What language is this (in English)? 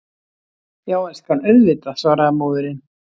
Icelandic